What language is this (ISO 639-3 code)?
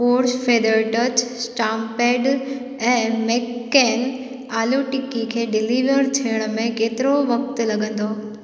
snd